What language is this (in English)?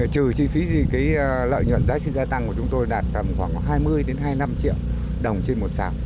Vietnamese